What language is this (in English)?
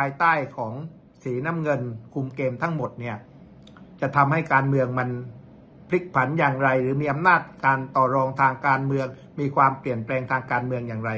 Thai